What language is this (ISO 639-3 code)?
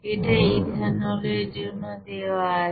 ben